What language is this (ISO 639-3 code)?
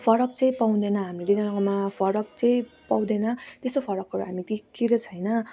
nep